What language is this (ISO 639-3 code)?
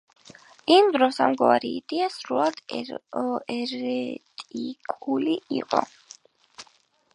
kat